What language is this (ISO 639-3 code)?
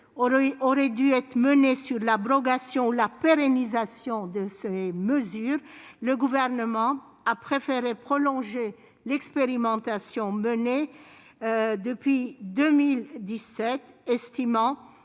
fra